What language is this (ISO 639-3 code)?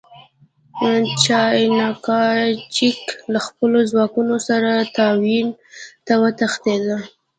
pus